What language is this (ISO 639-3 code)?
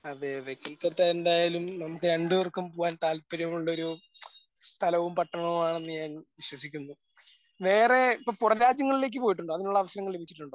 mal